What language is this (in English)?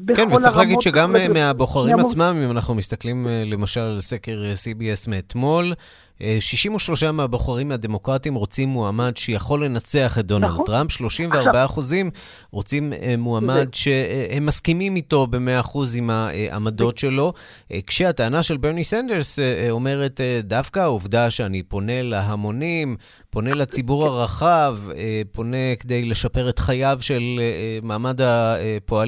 Hebrew